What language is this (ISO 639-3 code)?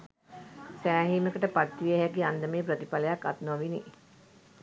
sin